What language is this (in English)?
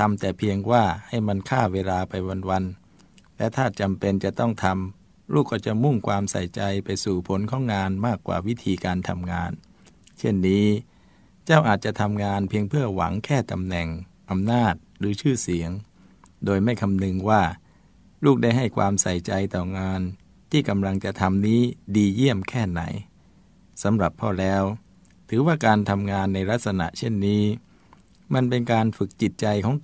Thai